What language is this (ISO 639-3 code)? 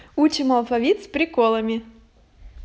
rus